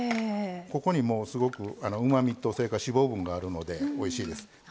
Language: Japanese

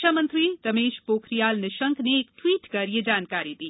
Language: Hindi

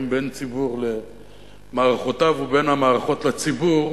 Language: Hebrew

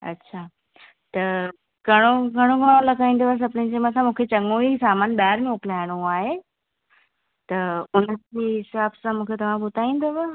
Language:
Sindhi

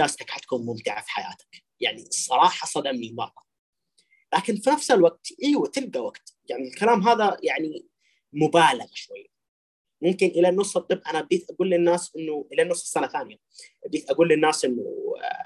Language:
Arabic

